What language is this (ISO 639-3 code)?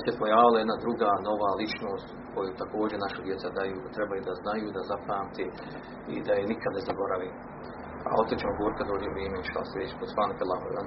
hrv